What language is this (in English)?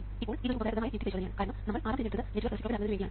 Malayalam